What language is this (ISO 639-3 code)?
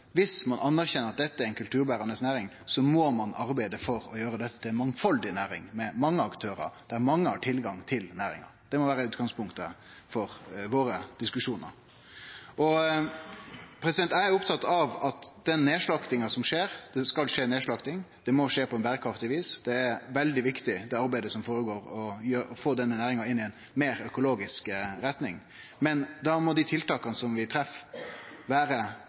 nno